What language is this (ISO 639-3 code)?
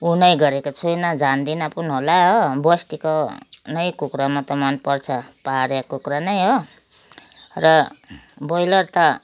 nep